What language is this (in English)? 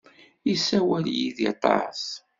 Kabyle